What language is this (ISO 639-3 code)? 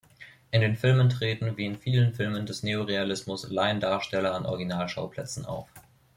deu